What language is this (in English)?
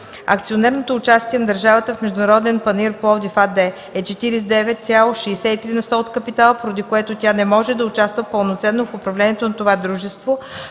Bulgarian